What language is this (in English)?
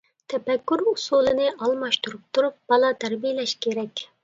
Uyghur